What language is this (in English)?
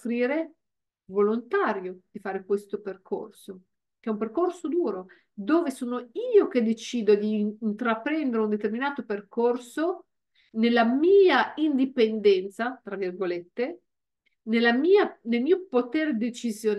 Italian